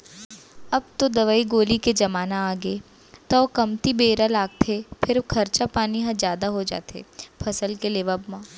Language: Chhattisgarhi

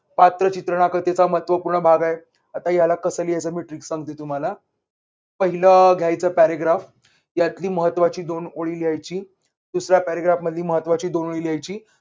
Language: Marathi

